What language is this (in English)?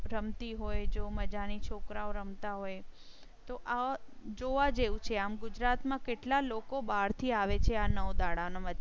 Gujarati